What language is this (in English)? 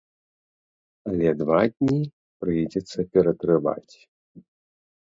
Belarusian